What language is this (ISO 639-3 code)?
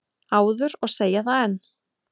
isl